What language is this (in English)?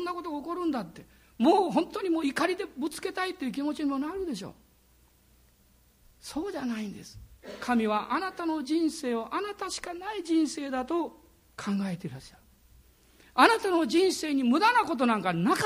Japanese